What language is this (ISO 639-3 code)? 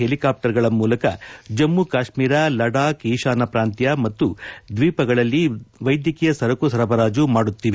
kan